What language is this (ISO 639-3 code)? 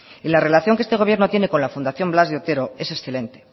spa